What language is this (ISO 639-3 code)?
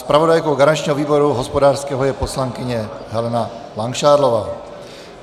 ces